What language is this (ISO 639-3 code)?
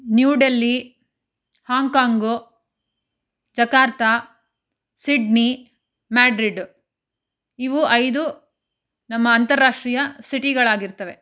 kan